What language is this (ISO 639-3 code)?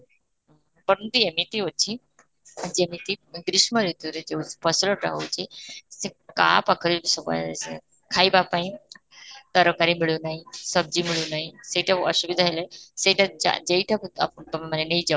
ori